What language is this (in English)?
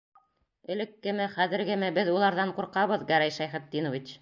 Bashkir